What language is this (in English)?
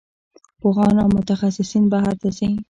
Pashto